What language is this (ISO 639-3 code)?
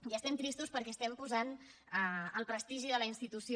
cat